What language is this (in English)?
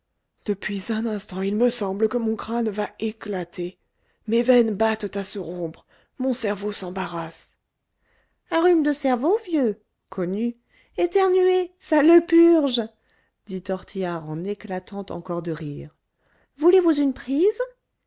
French